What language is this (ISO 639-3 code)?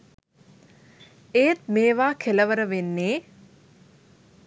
sin